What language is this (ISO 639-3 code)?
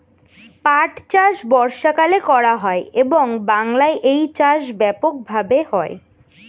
ben